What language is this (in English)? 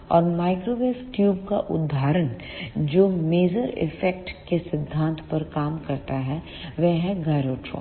Hindi